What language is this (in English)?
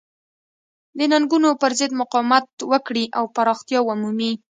Pashto